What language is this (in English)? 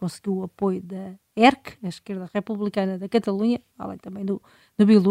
Portuguese